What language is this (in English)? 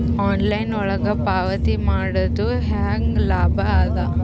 Kannada